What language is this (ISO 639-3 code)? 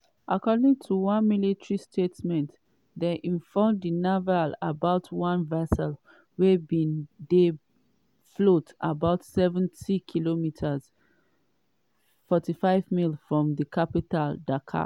pcm